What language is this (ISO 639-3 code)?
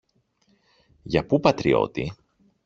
ell